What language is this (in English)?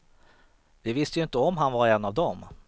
Swedish